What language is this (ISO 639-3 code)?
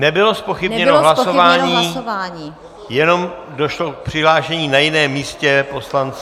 ces